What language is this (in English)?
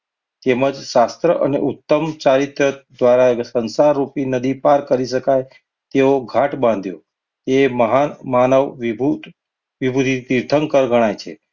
Gujarati